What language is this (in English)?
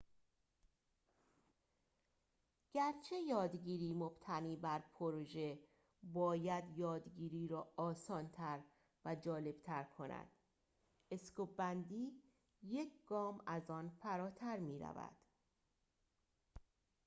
Persian